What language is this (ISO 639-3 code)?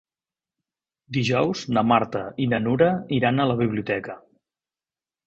cat